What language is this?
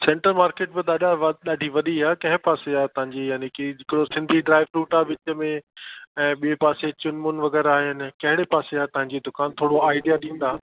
Sindhi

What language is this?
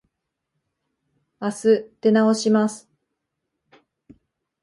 Japanese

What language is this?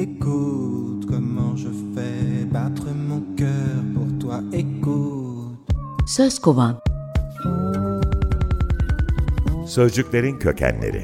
Turkish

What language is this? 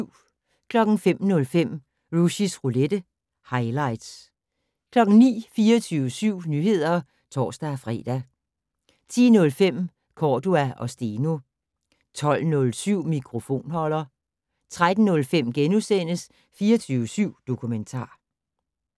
Danish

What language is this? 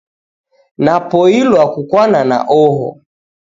Taita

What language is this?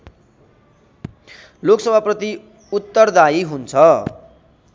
Nepali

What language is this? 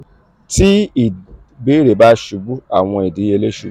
Yoruba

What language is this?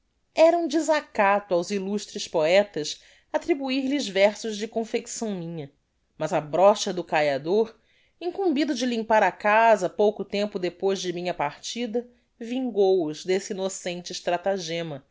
Portuguese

